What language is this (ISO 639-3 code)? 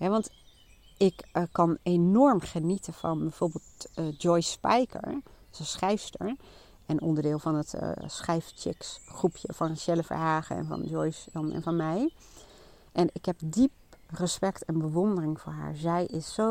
nld